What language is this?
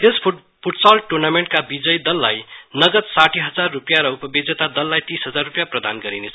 Nepali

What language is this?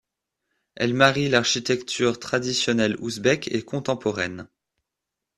French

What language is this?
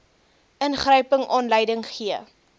Afrikaans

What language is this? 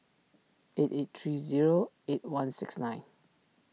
English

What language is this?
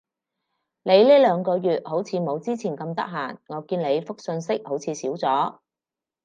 Cantonese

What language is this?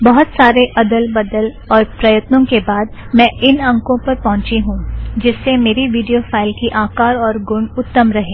Hindi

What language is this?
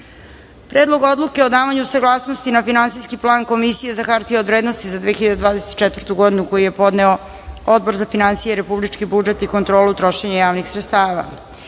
Serbian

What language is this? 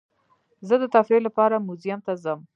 Pashto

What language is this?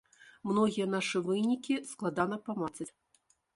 Belarusian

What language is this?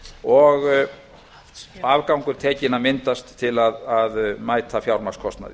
Icelandic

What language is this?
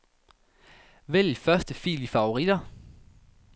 Danish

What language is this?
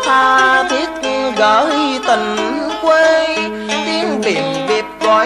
Vietnamese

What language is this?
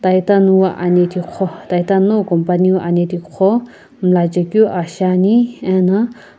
Sumi Naga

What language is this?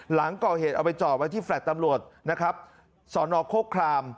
Thai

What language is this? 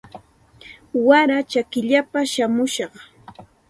Santa Ana de Tusi Pasco Quechua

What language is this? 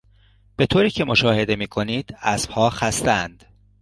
Persian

